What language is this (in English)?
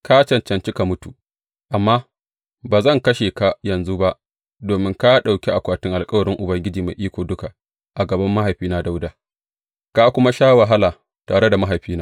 Hausa